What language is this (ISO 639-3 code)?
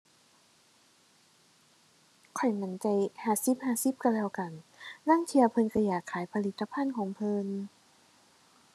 tha